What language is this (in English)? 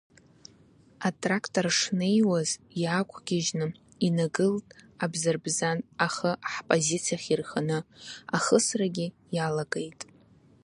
Abkhazian